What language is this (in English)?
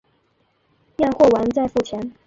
Chinese